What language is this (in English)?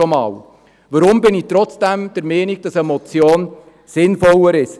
Swiss German